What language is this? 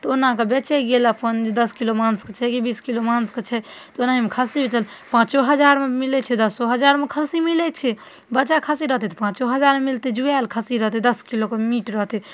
Maithili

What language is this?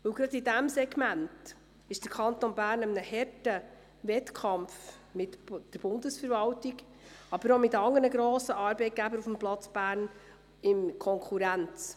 Swiss German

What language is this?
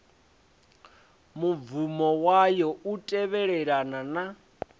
Venda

